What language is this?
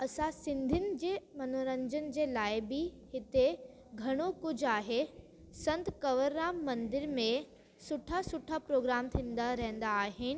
Sindhi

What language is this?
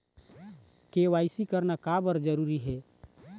Chhattisgarhi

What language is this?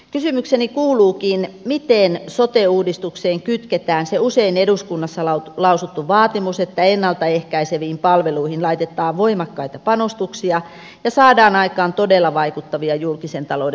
Finnish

